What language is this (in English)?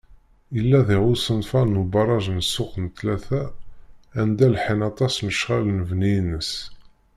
Kabyle